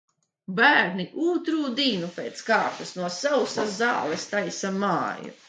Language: Latvian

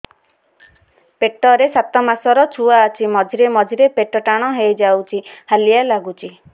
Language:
Odia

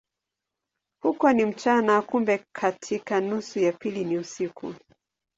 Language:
Swahili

